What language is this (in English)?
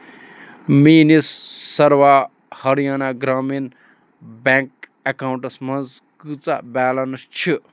Kashmiri